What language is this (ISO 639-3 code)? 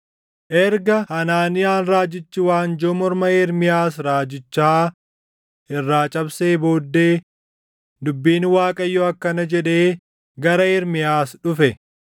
orm